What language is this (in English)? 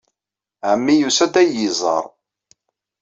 Kabyle